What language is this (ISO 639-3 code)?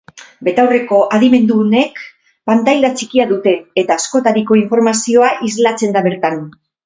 eus